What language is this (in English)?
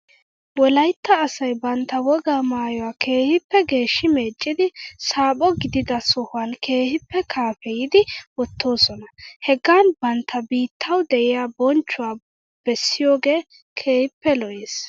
Wolaytta